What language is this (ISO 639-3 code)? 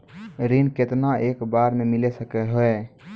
mai